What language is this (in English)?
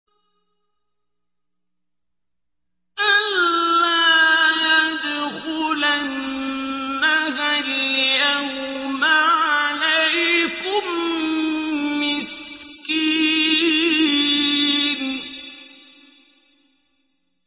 Arabic